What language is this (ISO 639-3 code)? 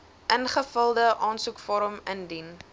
afr